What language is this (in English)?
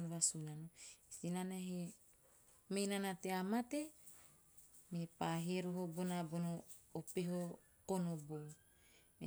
Teop